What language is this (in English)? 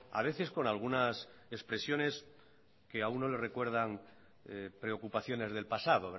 Spanish